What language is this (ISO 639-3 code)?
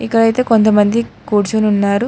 tel